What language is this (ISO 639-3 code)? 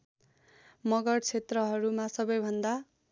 nep